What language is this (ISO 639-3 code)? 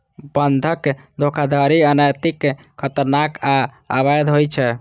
mai